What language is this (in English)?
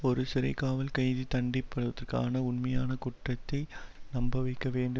Tamil